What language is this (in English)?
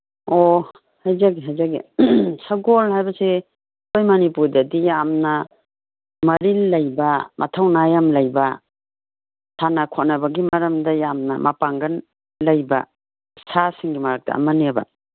Manipuri